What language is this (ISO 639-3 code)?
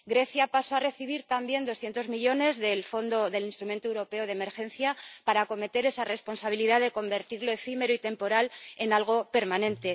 spa